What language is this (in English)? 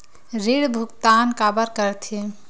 Chhattisgarhi